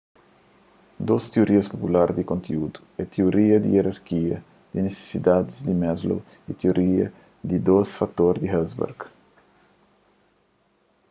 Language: Kabuverdianu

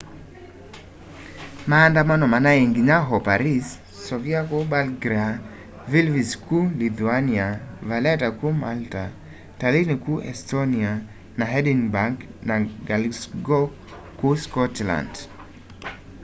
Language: Kamba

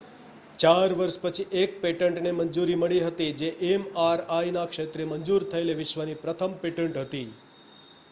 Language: Gujarati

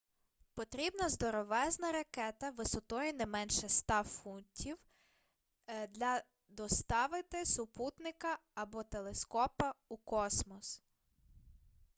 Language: Ukrainian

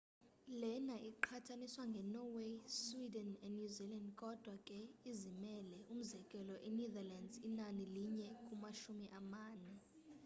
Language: Xhosa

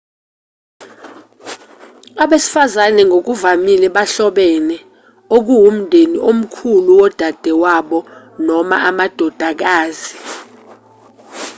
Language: Zulu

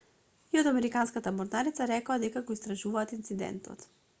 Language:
Macedonian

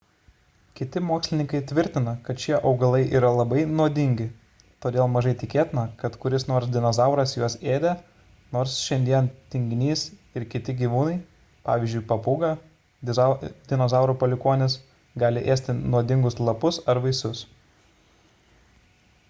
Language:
Lithuanian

